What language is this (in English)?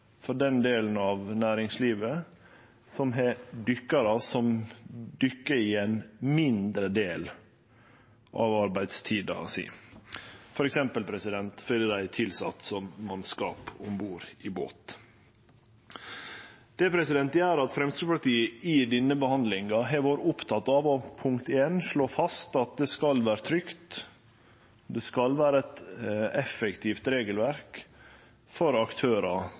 Norwegian Nynorsk